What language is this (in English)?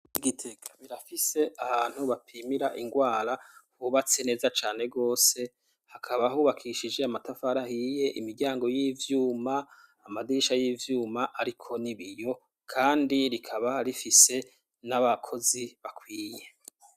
Rundi